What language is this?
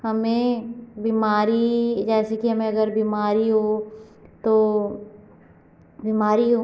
Hindi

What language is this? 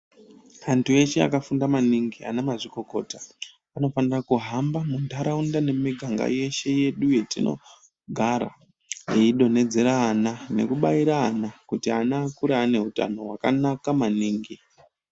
Ndau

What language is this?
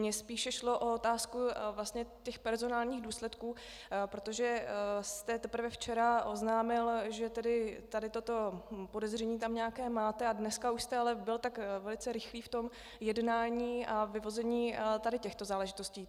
Czech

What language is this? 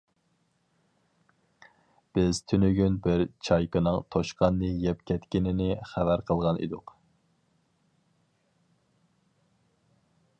Uyghur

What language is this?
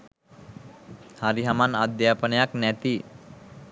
Sinhala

